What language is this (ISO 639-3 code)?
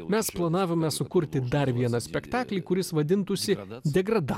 lit